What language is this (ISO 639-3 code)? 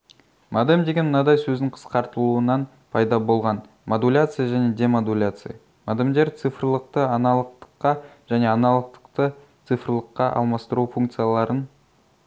kaz